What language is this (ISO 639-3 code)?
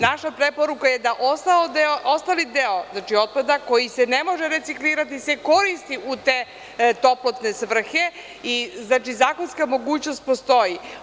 srp